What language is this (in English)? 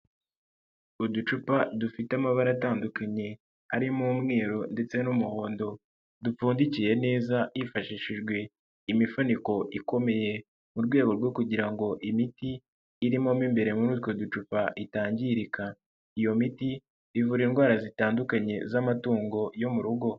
Kinyarwanda